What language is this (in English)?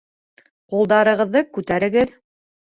Bashkir